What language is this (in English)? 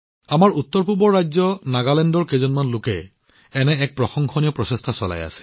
Assamese